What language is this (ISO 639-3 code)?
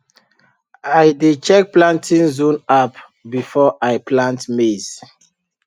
pcm